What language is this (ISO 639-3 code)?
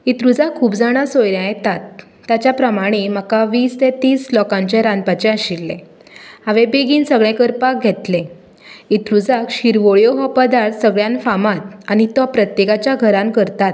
kok